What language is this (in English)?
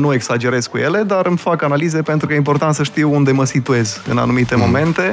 Romanian